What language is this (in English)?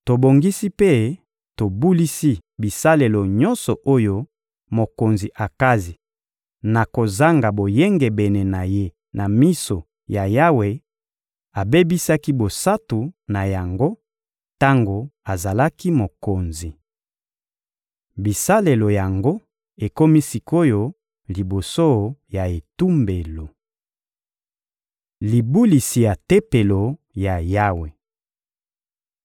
Lingala